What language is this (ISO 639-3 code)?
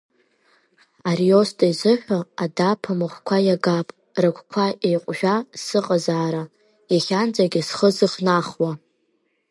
abk